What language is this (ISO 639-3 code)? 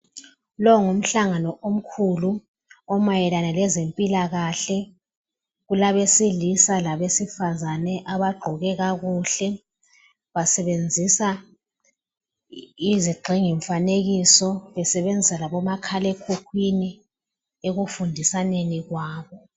nde